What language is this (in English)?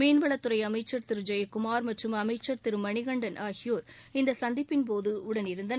Tamil